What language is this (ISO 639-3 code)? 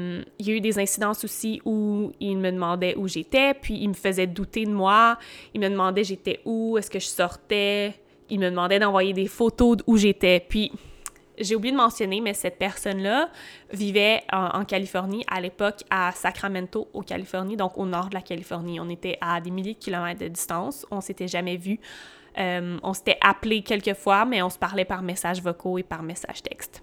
fra